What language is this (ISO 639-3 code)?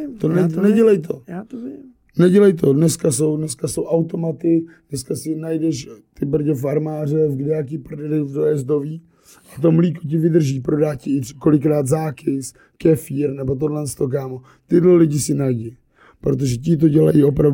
ces